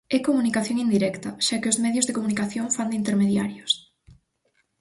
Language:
Galician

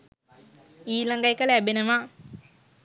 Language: Sinhala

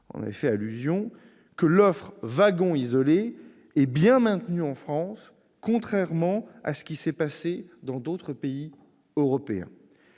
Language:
French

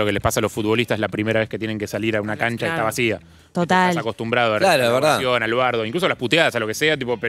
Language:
Spanish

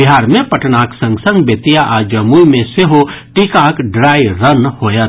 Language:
Maithili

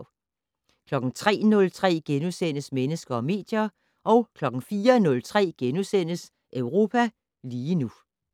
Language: Danish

